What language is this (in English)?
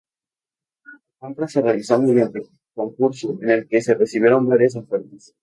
Spanish